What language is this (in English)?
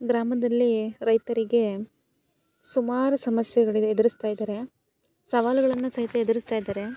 Kannada